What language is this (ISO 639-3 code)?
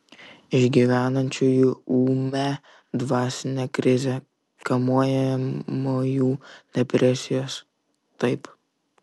lit